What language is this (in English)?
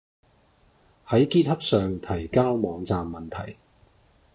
Cantonese